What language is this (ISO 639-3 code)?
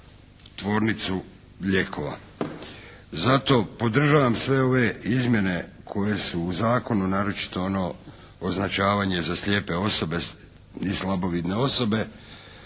hrv